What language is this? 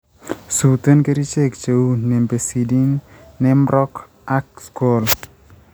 Kalenjin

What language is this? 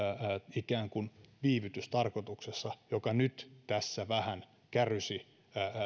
Finnish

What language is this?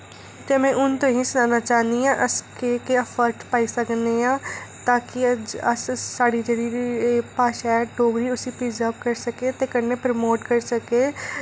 Dogri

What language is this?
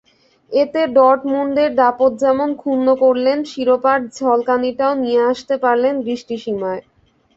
Bangla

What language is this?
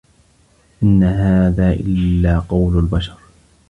Arabic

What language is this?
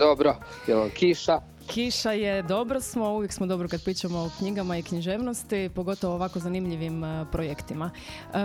Croatian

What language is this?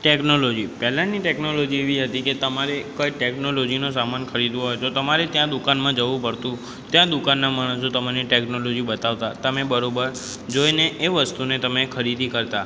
Gujarati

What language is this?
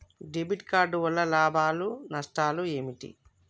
Telugu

